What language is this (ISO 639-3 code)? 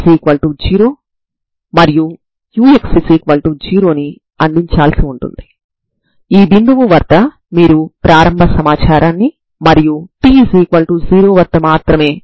tel